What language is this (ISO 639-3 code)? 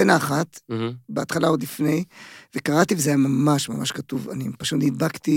heb